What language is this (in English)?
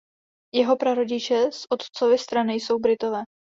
Czech